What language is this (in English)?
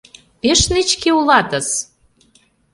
Mari